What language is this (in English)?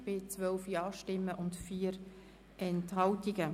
Swiss German